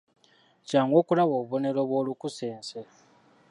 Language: Ganda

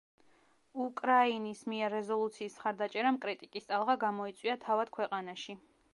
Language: Georgian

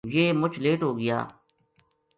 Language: Gujari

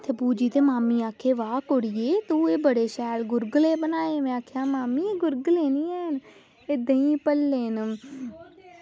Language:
Dogri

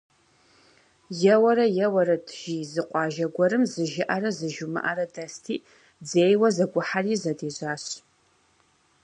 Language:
Kabardian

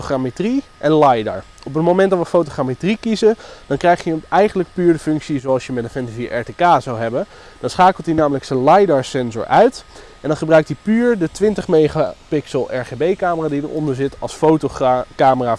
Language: Dutch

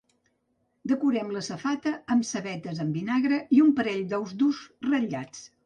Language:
Catalan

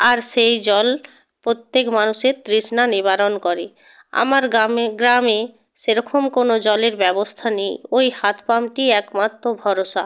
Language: Bangla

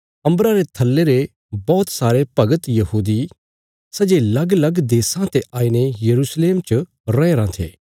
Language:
Bilaspuri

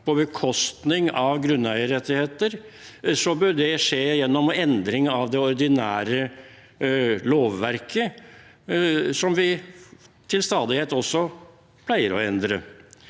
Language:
Norwegian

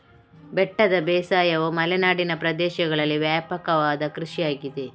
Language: Kannada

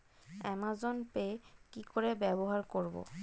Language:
Bangla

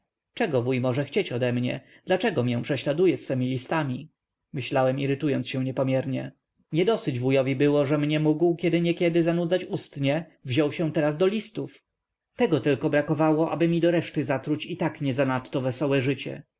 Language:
Polish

